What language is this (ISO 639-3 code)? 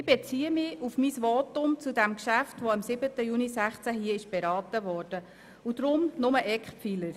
gsw